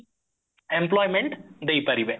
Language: Odia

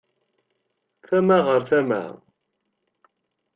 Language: Kabyle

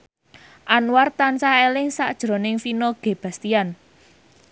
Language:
Javanese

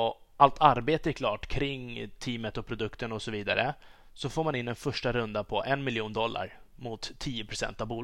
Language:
Swedish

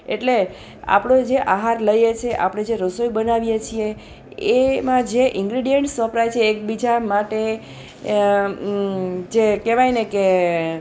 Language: Gujarati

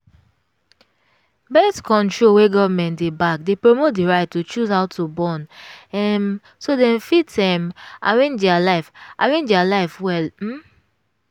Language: Nigerian Pidgin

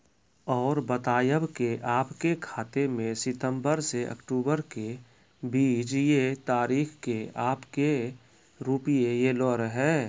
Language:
Maithili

